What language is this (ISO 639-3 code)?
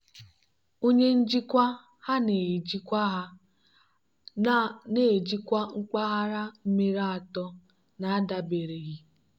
ibo